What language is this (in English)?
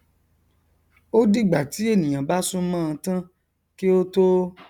Yoruba